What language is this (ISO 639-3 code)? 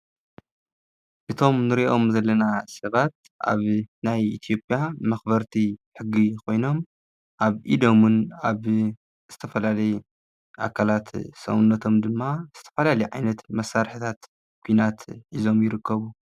tir